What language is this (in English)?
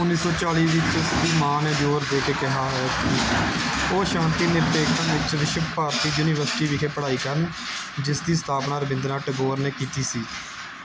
Punjabi